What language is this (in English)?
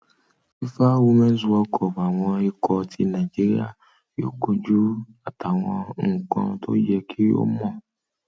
Yoruba